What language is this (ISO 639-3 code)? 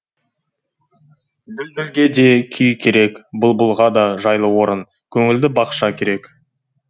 kaz